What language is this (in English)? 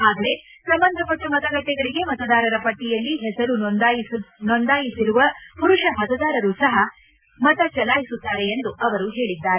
Kannada